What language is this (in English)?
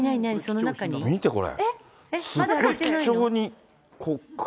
Japanese